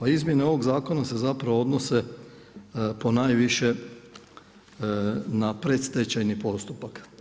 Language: Croatian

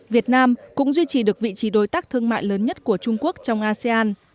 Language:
Vietnamese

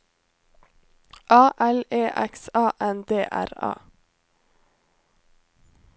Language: Norwegian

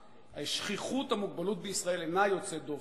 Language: Hebrew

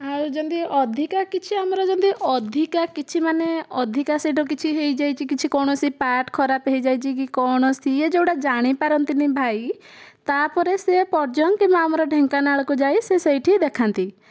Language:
Odia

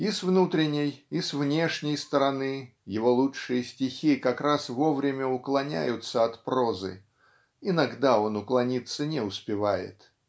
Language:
Russian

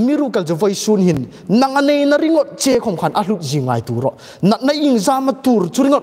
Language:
Thai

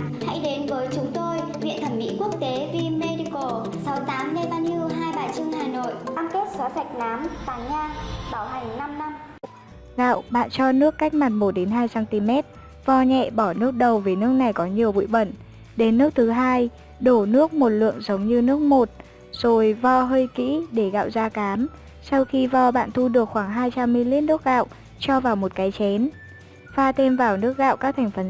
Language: Vietnamese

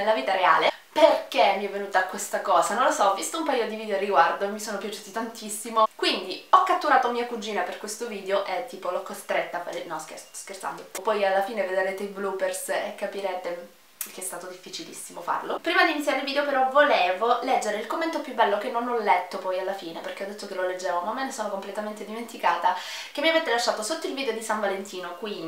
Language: Italian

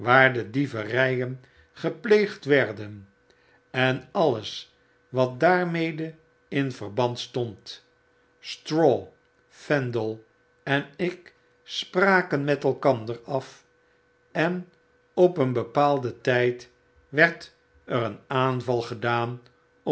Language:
Dutch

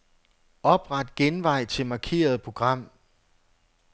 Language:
Danish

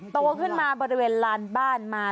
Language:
Thai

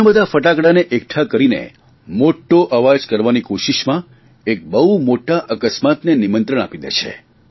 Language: Gujarati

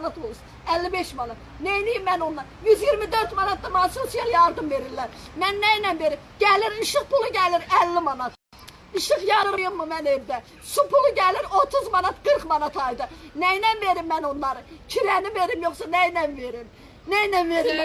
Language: Azerbaijani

